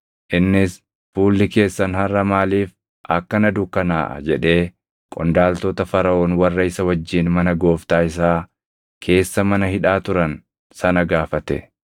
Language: Oromo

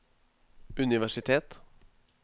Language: Norwegian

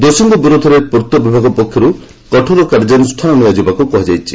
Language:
Odia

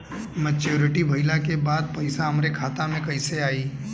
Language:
Bhojpuri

